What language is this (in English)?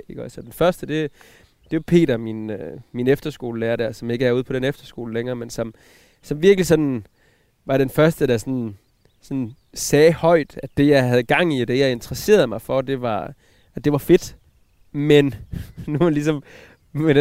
Danish